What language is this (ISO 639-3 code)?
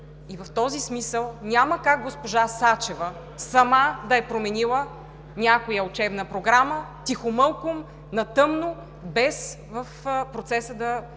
bul